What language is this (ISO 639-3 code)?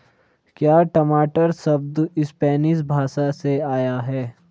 hin